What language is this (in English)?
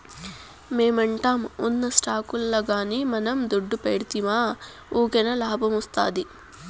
Telugu